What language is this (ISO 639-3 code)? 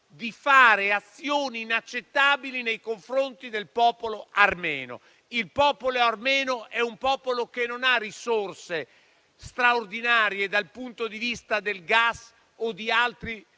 ita